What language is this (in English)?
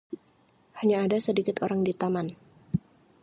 Indonesian